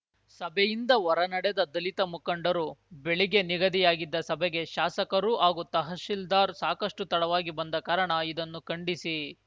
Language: Kannada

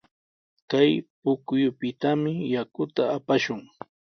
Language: Sihuas Ancash Quechua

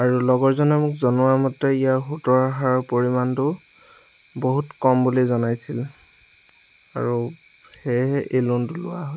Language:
Assamese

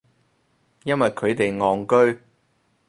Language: Cantonese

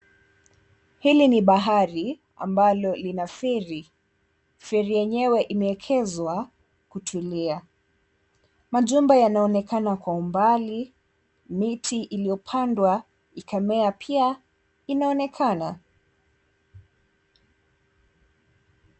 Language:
Swahili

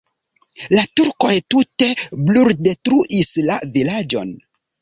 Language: Esperanto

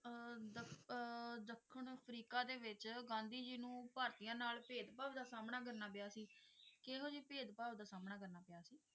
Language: Punjabi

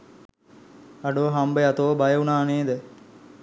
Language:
Sinhala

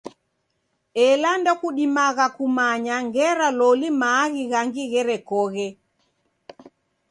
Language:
Taita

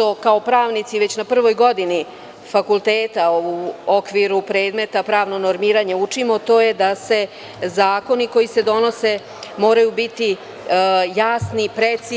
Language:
Serbian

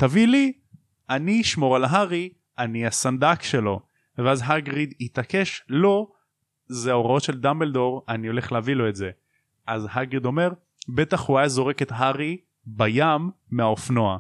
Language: Hebrew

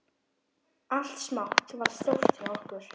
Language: Icelandic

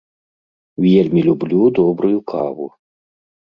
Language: Belarusian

